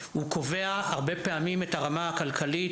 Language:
Hebrew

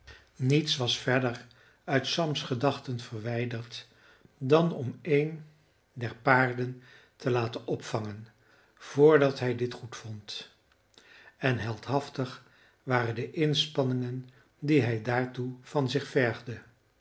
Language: Dutch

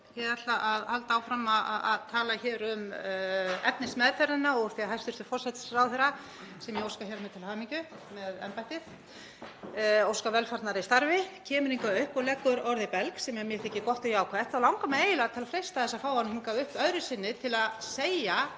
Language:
Icelandic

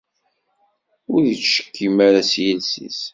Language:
Kabyle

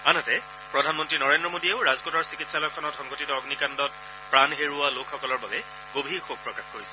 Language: Assamese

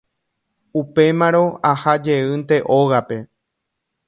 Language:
Guarani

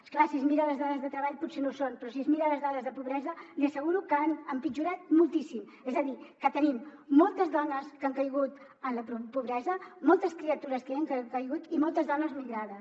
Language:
Catalan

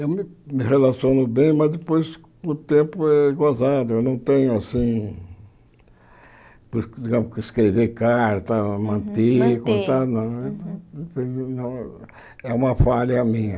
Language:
Portuguese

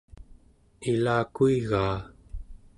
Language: Central Yupik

